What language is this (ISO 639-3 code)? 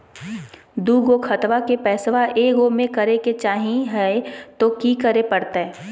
mag